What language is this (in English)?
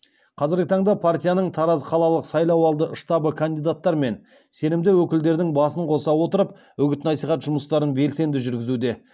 Kazakh